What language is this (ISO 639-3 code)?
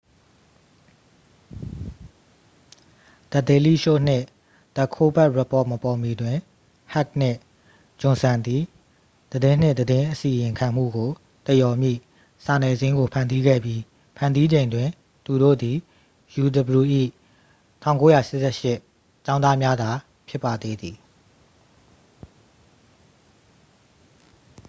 mya